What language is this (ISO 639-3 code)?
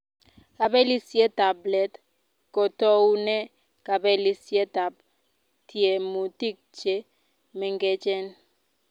kln